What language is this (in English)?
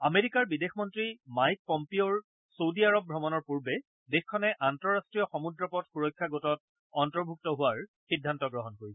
Assamese